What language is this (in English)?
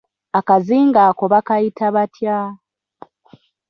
Ganda